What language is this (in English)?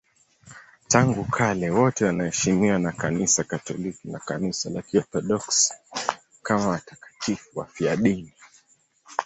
Swahili